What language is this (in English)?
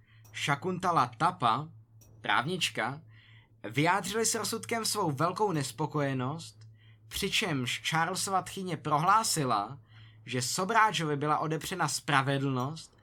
Czech